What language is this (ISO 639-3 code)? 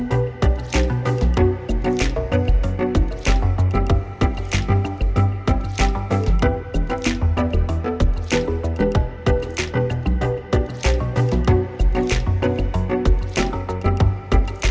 vie